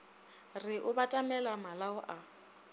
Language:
Northern Sotho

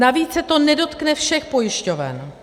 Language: Czech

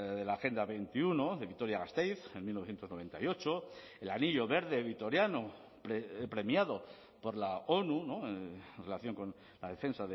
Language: Spanish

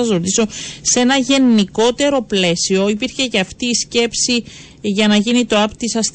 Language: Greek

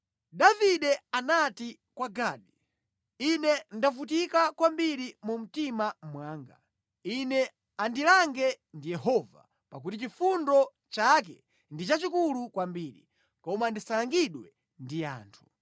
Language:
Nyanja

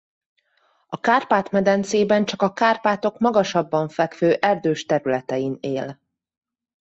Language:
Hungarian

